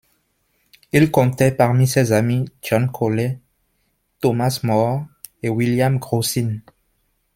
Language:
French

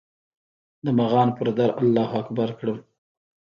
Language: Pashto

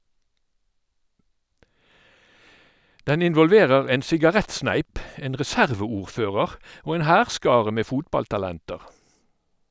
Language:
Norwegian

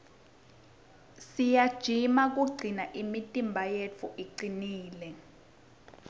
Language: Swati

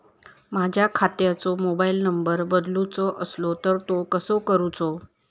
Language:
Marathi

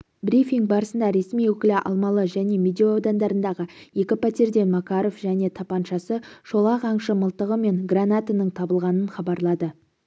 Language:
Kazakh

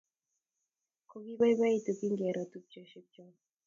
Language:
Kalenjin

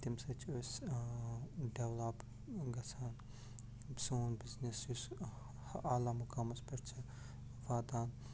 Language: Kashmiri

